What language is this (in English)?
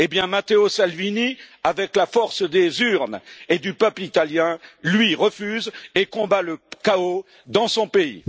French